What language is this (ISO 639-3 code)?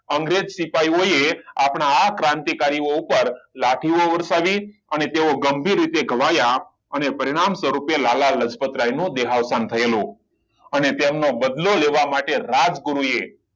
guj